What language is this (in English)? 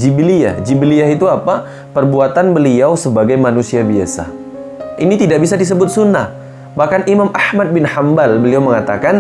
Indonesian